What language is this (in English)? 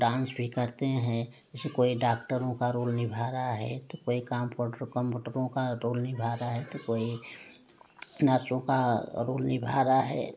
Hindi